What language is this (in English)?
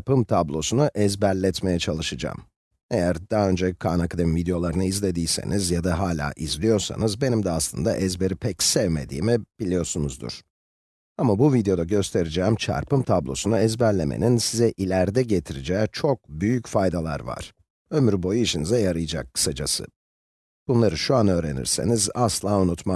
Turkish